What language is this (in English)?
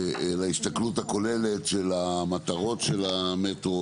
Hebrew